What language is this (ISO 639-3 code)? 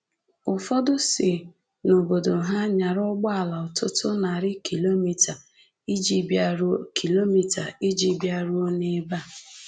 ibo